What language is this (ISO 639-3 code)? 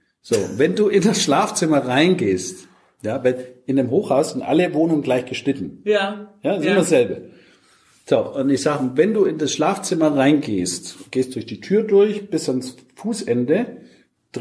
deu